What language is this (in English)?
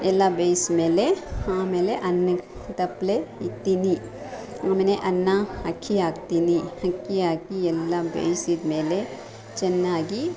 Kannada